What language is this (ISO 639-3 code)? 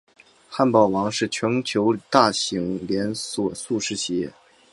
zho